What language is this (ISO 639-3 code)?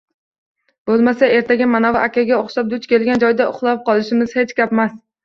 uzb